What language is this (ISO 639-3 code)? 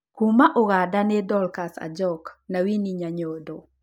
kik